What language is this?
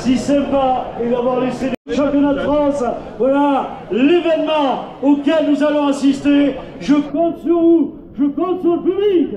French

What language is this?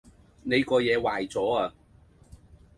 Cantonese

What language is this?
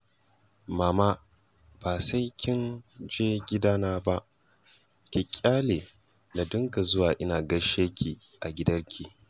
Hausa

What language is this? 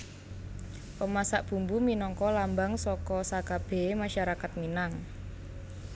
Javanese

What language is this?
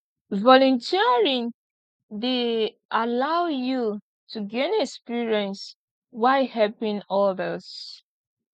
Nigerian Pidgin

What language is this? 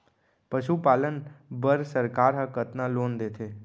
Chhattisgarhi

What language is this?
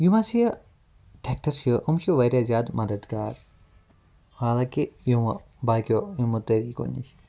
Kashmiri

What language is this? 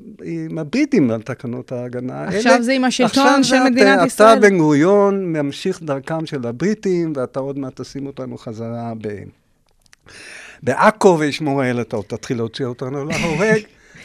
Hebrew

